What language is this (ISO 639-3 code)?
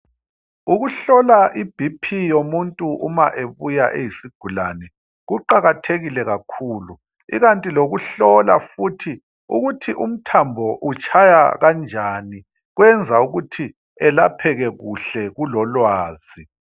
nde